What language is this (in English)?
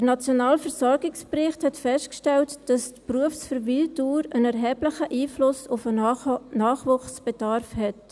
Swiss German